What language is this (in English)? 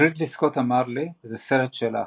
Hebrew